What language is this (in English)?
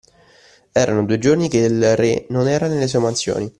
Italian